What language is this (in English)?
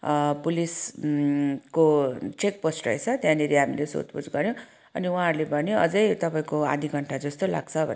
Nepali